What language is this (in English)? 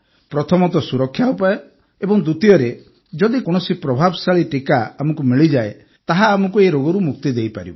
Odia